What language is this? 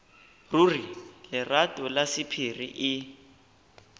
Northern Sotho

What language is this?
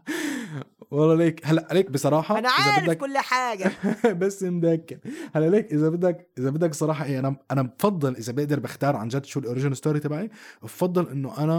Arabic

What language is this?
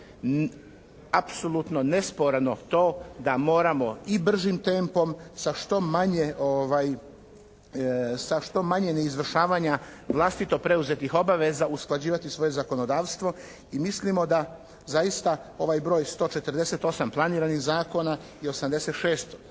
Croatian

